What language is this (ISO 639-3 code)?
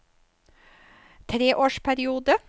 nor